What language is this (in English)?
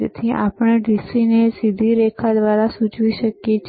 Gujarati